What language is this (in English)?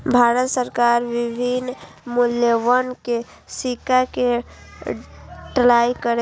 Maithili